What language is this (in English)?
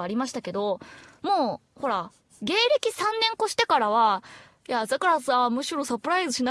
Japanese